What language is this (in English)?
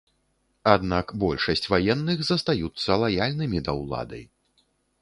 Belarusian